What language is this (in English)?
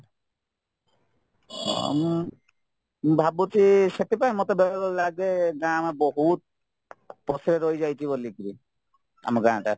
Odia